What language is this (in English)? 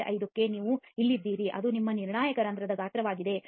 Kannada